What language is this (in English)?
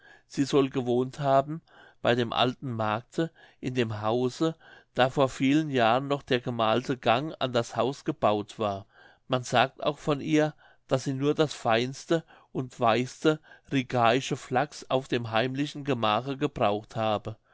German